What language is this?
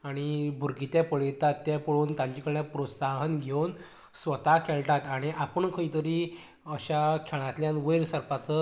Konkani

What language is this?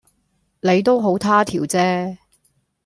Cantonese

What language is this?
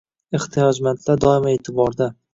Uzbek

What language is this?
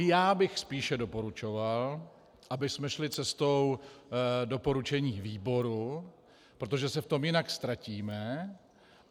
Czech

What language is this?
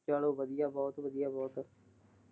Punjabi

